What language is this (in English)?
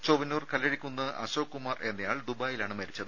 Malayalam